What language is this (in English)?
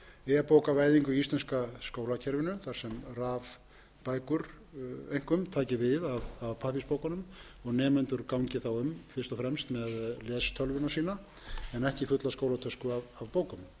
Icelandic